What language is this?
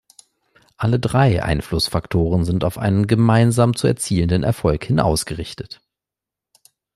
German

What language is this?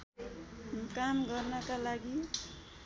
Nepali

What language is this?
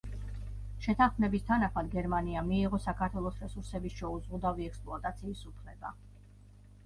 Georgian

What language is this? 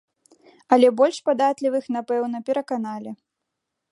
Belarusian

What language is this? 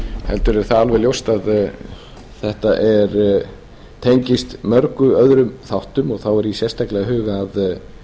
Icelandic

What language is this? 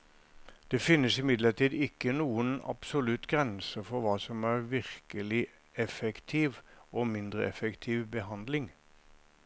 Norwegian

